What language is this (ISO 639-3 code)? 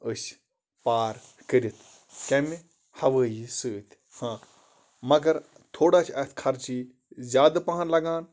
kas